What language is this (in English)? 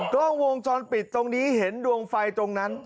Thai